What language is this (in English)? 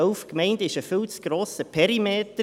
Swiss German